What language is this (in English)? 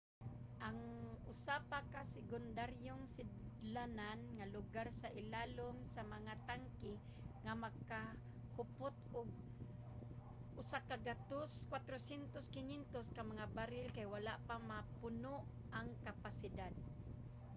Cebuano